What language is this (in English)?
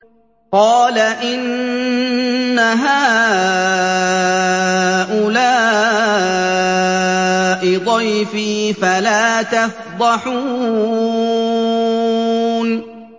Arabic